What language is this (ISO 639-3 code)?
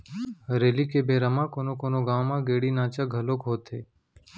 hne